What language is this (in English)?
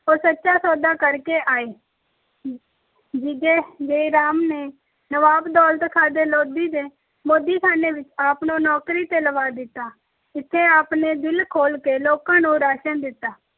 Punjabi